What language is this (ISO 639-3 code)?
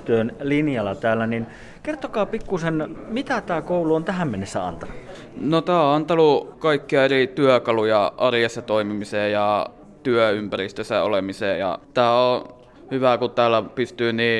fin